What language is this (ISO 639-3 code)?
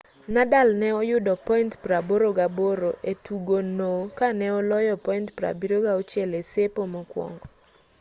luo